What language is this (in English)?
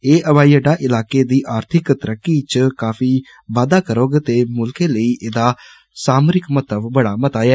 Dogri